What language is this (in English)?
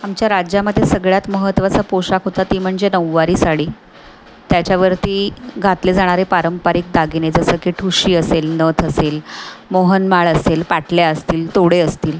Marathi